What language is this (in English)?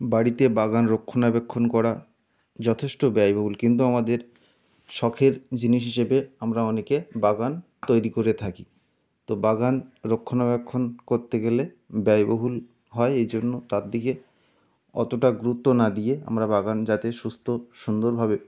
Bangla